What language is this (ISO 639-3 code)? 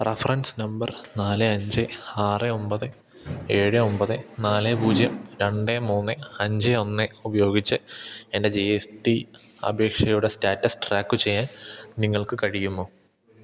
mal